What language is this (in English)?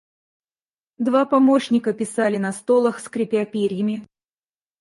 Russian